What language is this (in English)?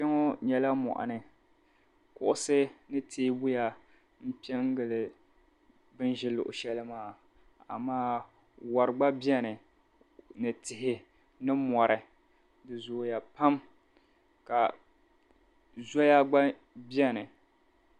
Dagbani